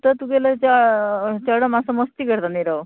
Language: Konkani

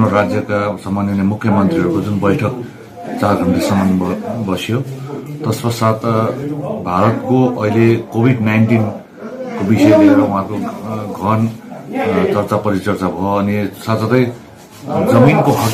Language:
Romanian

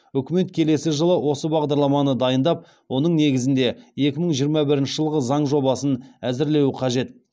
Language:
Kazakh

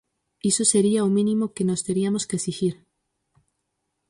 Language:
Galician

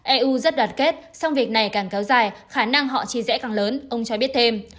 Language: Vietnamese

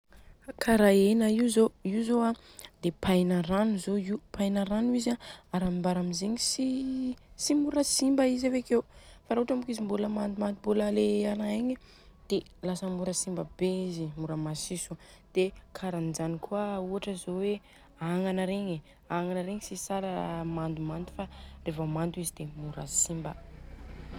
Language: Southern Betsimisaraka Malagasy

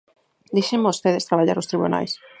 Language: Galician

